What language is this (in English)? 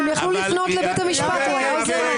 Hebrew